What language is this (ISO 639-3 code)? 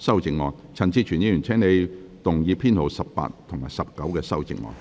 yue